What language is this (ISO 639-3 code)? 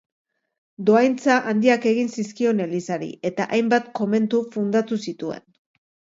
eus